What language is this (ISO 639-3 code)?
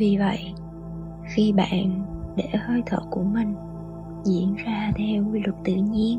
vie